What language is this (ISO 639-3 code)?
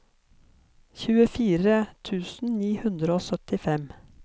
nor